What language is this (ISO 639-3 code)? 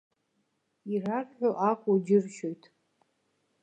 abk